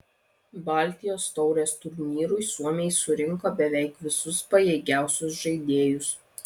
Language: Lithuanian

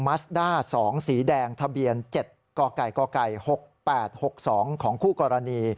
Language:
Thai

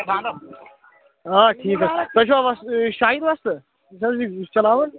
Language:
Kashmiri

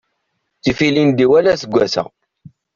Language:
Kabyle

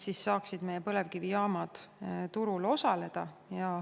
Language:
Estonian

